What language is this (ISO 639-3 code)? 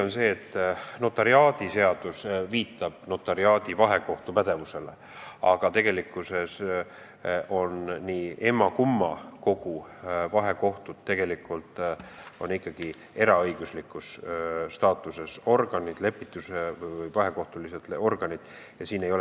est